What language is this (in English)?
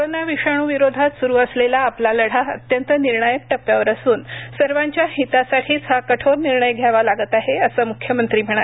Marathi